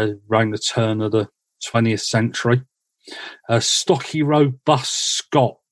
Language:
English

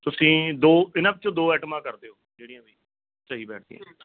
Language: Punjabi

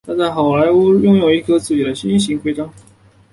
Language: Chinese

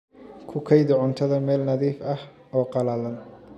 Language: Somali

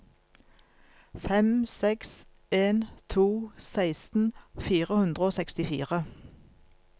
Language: Norwegian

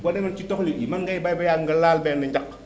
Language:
Wolof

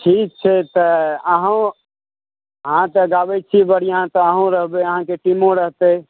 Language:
Maithili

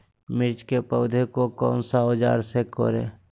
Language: Magahi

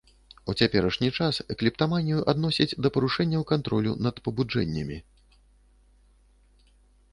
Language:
Belarusian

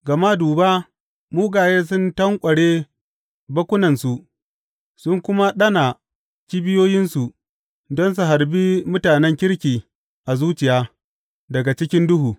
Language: Hausa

